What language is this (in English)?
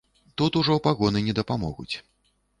Belarusian